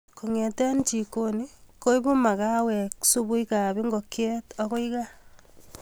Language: Kalenjin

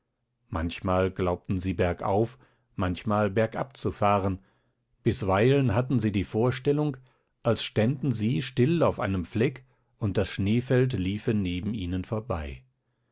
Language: German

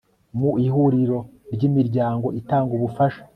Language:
Kinyarwanda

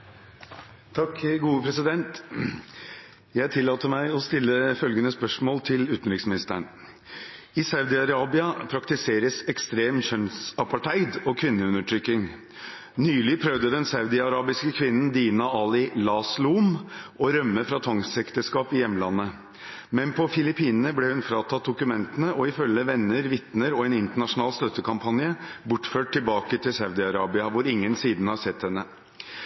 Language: Norwegian Bokmål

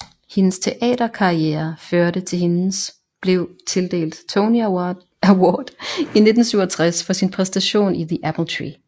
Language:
Danish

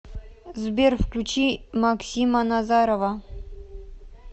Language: Russian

